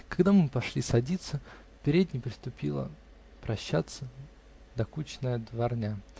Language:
Russian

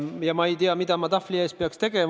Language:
Estonian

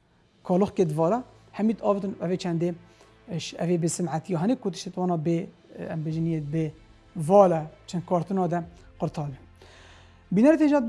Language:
Arabic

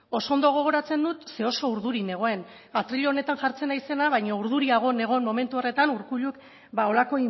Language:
Basque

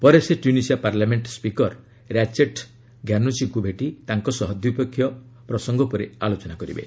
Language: Odia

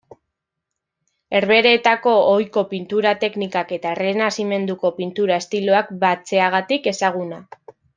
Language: Basque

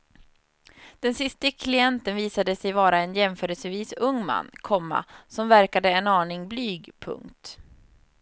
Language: Swedish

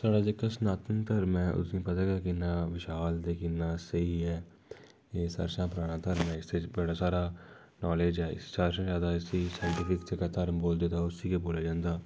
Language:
Dogri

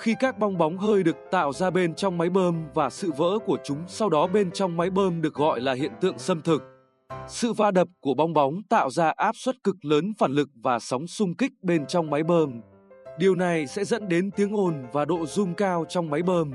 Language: Vietnamese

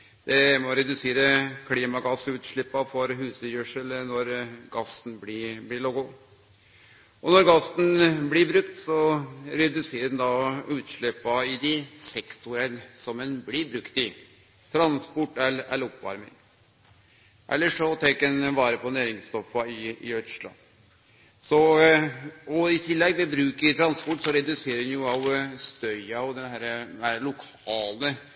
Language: Norwegian Nynorsk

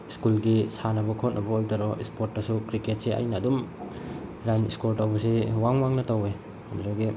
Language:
Manipuri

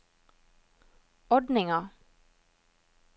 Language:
Norwegian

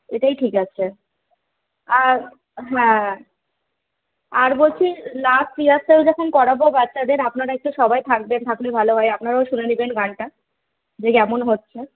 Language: Bangla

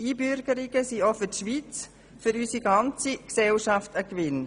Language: Swiss German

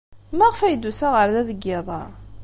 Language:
Kabyle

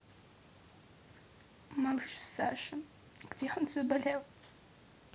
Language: Russian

